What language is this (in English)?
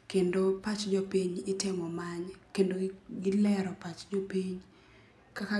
Luo (Kenya and Tanzania)